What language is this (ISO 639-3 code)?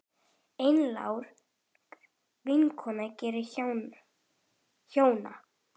isl